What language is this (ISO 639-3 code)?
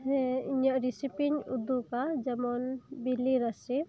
sat